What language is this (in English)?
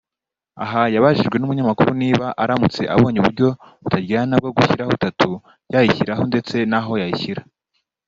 Kinyarwanda